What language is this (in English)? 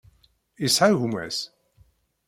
Kabyle